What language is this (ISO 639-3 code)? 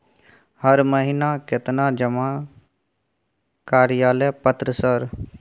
mai